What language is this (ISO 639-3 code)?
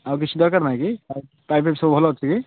ori